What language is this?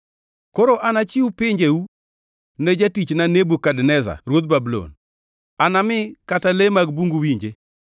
Luo (Kenya and Tanzania)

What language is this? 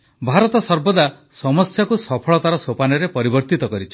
Odia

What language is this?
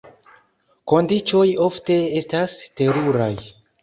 Esperanto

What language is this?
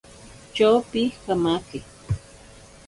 Ashéninka Perené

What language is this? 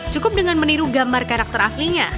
Indonesian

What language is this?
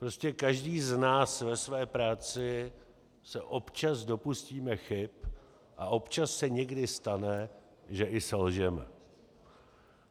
Czech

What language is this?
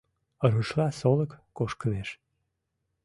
Mari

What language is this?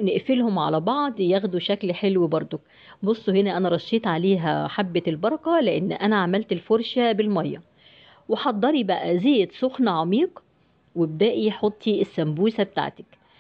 Arabic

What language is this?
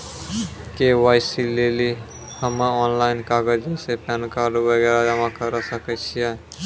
Maithili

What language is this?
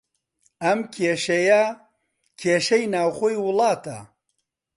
Central Kurdish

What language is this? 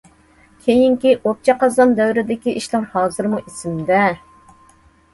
Uyghur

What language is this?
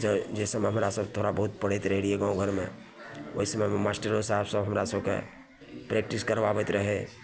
Maithili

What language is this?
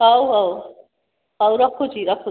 Odia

